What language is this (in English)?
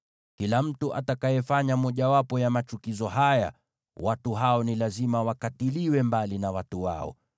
Swahili